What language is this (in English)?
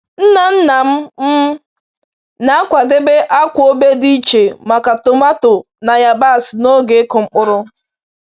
Igbo